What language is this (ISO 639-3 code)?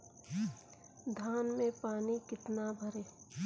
hin